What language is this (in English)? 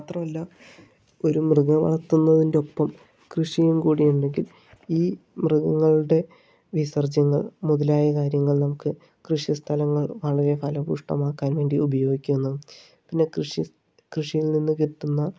Malayalam